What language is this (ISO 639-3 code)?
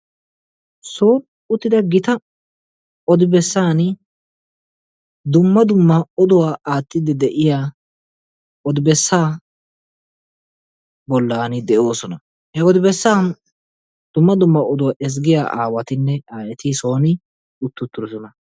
wal